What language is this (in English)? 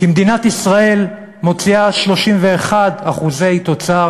Hebrew